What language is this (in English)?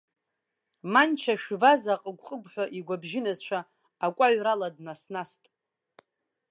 Abkhazian